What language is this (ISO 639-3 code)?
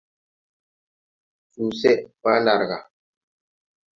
tui